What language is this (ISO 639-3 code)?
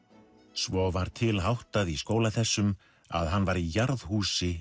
isl